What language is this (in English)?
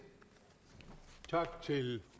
Danish